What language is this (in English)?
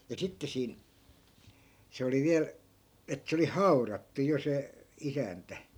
Finnish